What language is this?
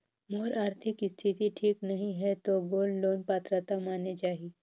Chhattisgarhi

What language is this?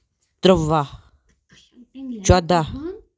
Kashmiri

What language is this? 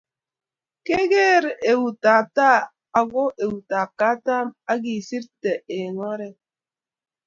Kalenjin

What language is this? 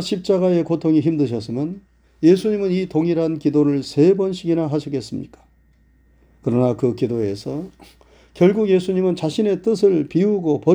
Korean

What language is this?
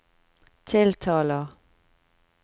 Norwegian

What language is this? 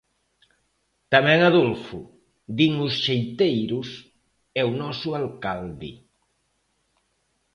Galician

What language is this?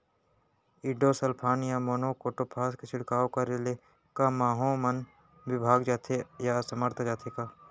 Chhattisgarhi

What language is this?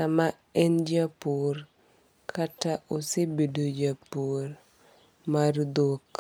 Luo (Kenya and Tanzania)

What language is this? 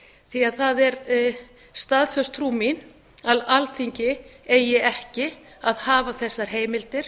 Icelandic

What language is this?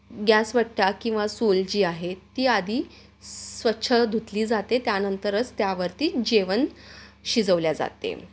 Marathi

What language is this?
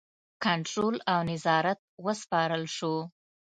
Pashto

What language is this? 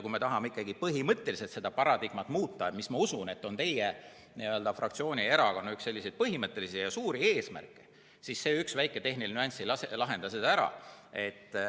Estonian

